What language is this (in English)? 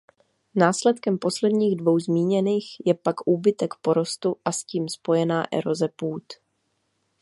Czech